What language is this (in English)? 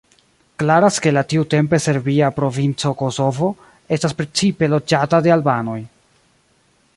Esperanto